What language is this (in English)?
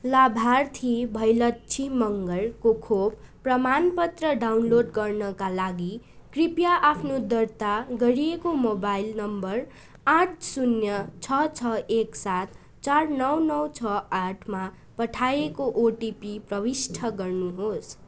Nepali